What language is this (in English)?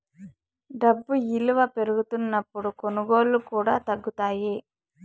Telugu